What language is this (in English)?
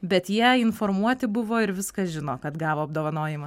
Lithuanian